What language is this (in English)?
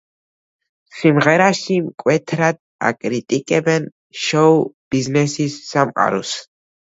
Georgian